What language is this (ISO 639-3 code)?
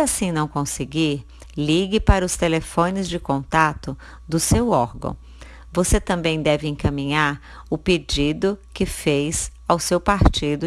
por